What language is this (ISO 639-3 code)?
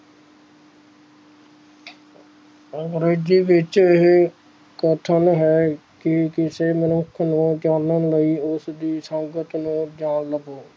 pan